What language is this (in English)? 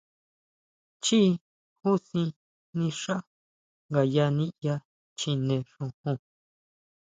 Huautla Mazatec